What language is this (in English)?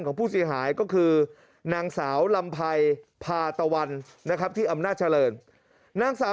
Thai